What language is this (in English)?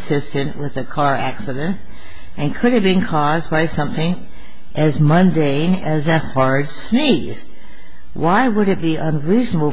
English